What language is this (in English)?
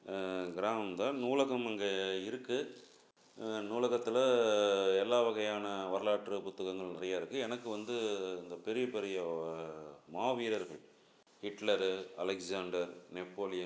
Tamil